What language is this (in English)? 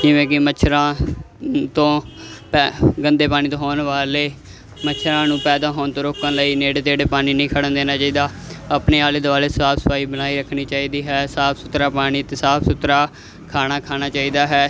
Punjabi